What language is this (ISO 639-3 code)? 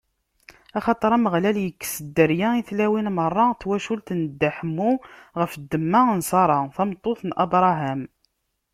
kab